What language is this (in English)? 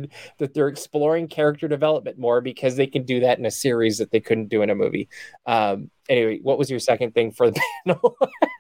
English